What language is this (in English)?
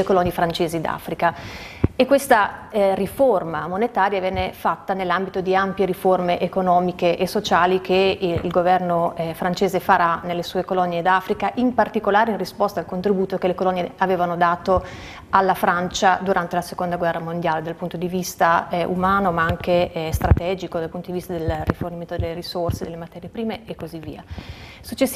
Italian